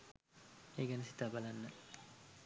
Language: Sinhala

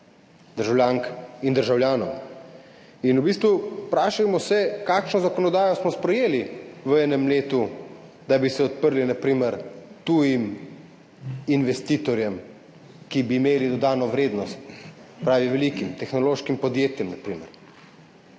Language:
Slovenian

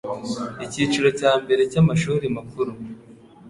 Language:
Kinyarwanda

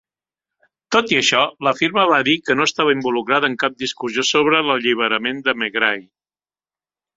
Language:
Catalan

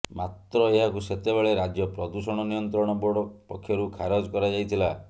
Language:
Odia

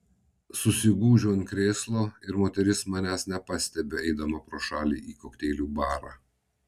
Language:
Lithuanian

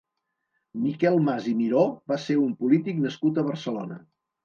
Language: Catalan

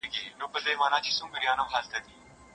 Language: Pashto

